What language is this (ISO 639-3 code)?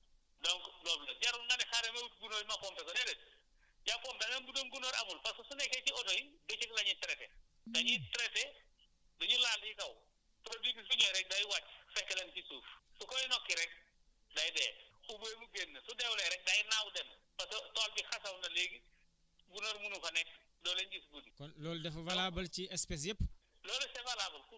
wol